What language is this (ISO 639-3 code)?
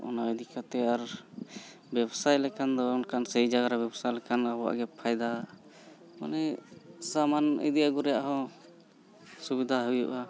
sat